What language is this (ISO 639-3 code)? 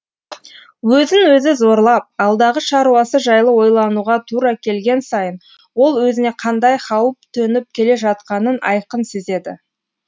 kaz